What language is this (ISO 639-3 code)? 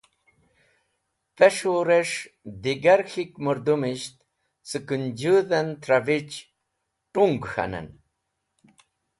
wbl